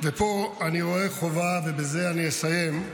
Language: Hebrew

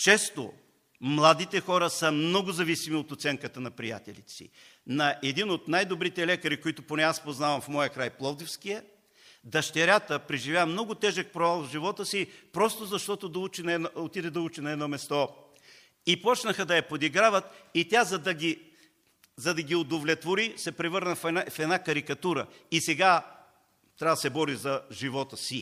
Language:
Bulgarian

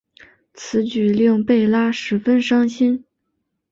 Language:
Chinese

